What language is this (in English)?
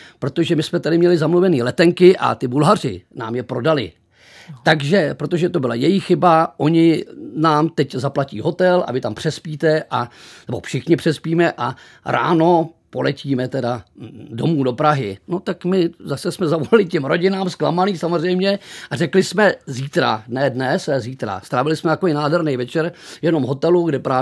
Czech